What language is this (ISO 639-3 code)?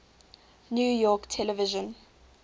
eng